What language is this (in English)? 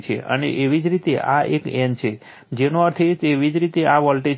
Gujarati